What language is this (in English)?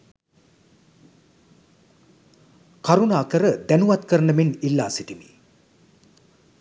Sinhala